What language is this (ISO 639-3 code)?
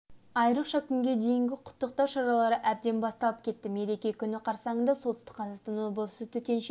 kaz